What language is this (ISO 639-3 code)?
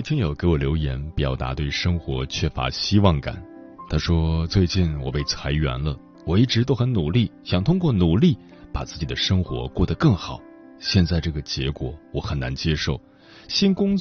zho